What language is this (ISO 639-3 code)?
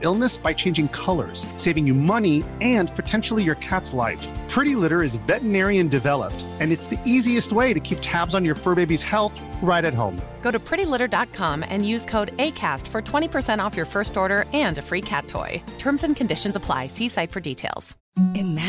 urd